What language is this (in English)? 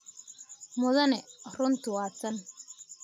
Somali